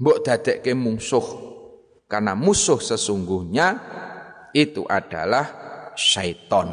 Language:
Indonesian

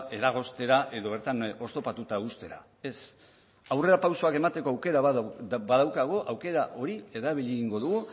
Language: Basque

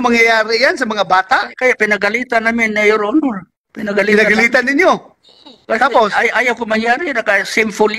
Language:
Filipino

